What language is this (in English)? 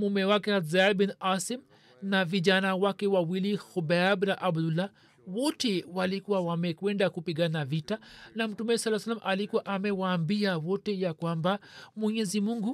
Swahili